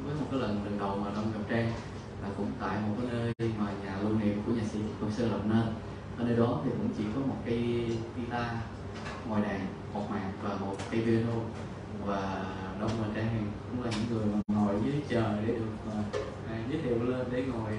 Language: Vietnamese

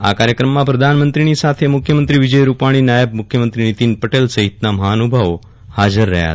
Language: Gujarati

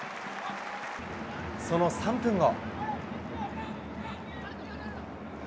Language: Japanese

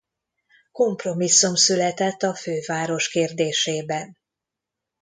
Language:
Hungarian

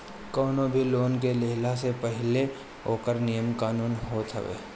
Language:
Bhojpuri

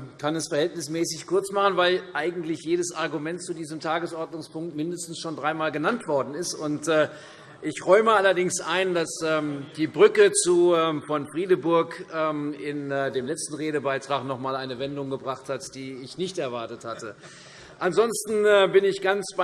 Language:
German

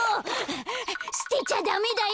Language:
Japanese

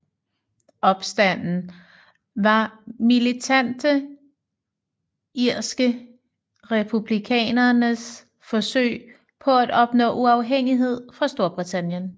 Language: Danish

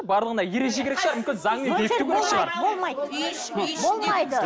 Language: Kazakh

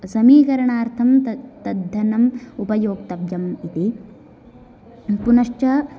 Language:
Sanskrit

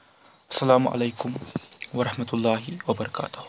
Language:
Kashmiri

